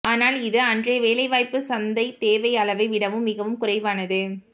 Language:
Tamil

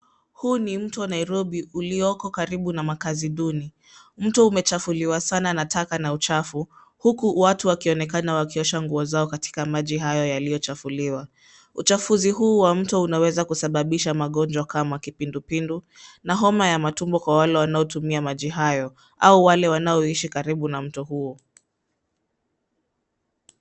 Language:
Swahili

